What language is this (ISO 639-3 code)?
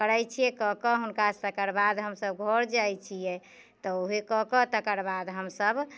mai